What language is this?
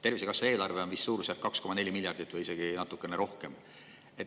Estonian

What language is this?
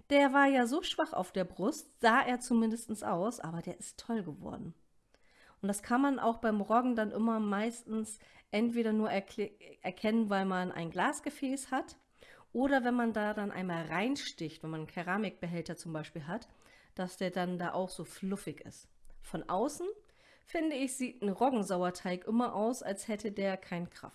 German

